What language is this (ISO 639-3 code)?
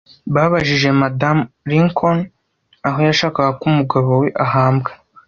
kin